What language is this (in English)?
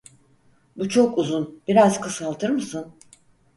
Turkish